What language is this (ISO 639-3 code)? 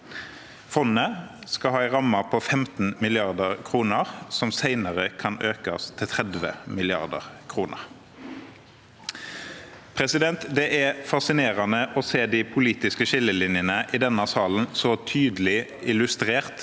nor